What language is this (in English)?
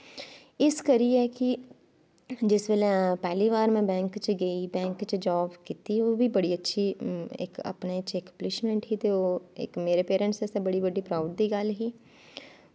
Dogri